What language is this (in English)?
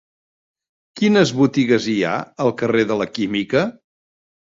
Catalan